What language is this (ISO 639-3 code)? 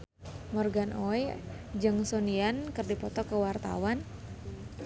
sun